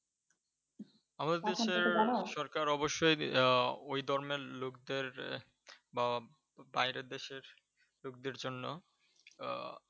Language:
Bangla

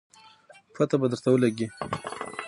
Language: Pashto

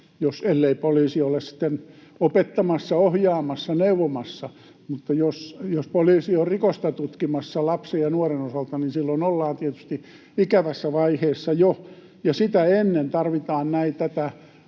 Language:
Finnish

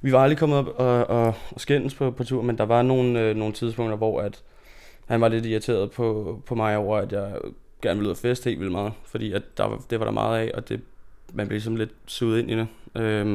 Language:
Danish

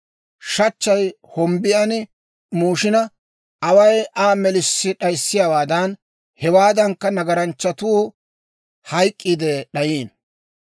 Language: Dawro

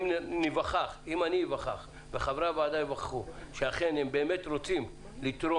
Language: Hebrew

